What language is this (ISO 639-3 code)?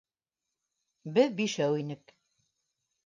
bak